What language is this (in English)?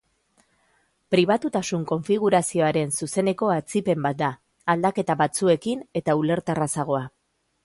Basque